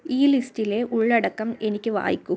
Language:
Malayalam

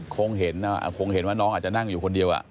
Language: Thai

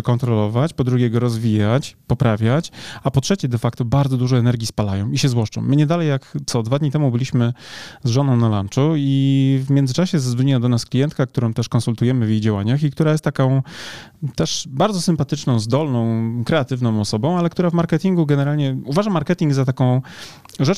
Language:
Polish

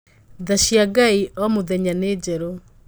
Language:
Kikuyu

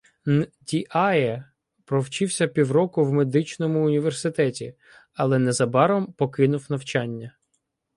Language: Ukrainian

